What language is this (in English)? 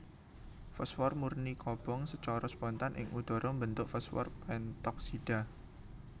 Javanese